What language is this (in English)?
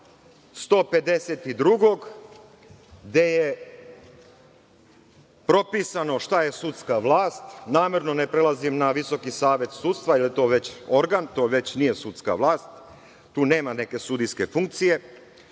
Serbian